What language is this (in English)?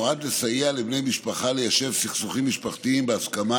Hebrew